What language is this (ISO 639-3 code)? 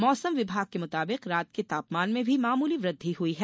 hin